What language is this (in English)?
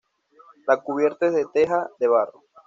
Spanish